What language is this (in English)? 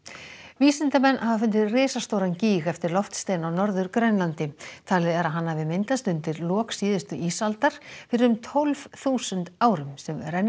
Icelandic